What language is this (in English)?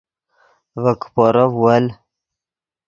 Yidgha